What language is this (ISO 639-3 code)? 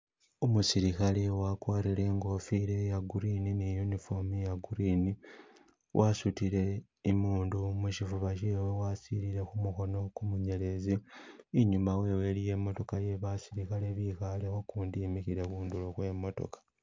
myx